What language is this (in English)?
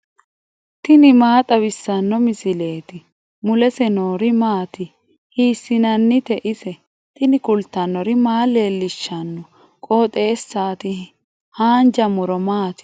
Sidamo